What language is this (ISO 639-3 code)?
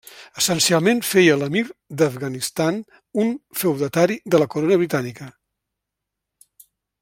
cat